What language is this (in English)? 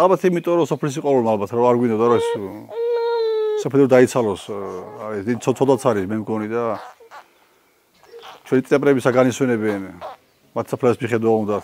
Romanian